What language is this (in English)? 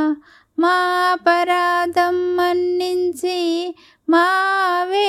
Telugu